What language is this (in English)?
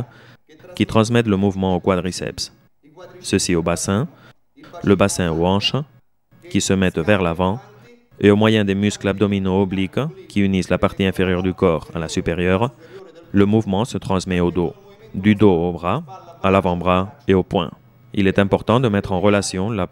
French